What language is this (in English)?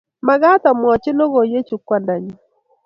Kalenjin